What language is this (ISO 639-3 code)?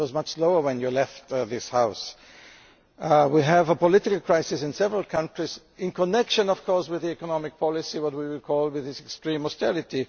eng